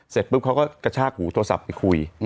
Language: Thai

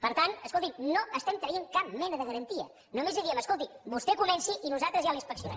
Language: Catalan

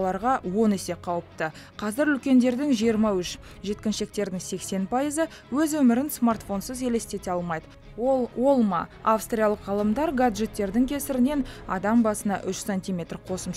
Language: Russian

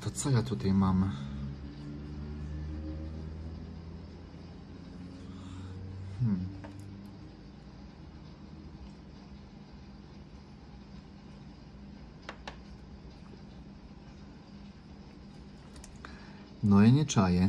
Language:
Polish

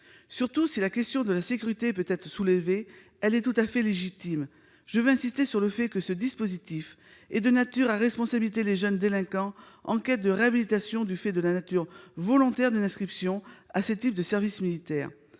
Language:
French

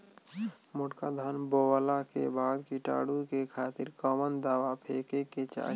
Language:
Bhojpuri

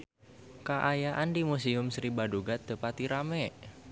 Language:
Sundanese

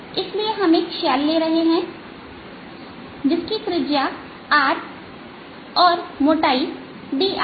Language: Hindi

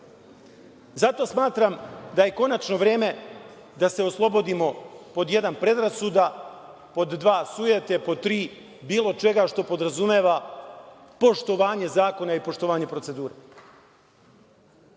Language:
Serbian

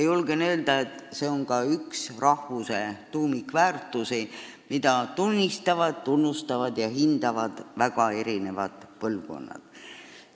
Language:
Estonian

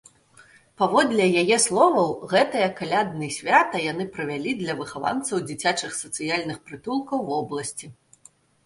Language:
Belarusian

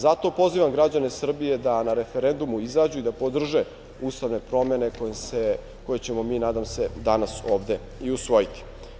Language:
Serbian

